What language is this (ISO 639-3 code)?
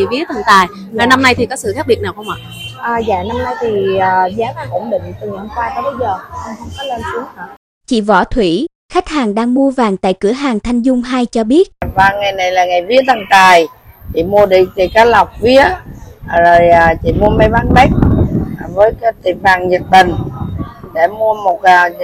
vie